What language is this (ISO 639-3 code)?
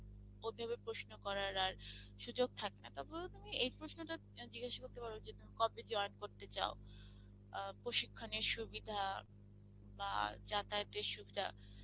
ben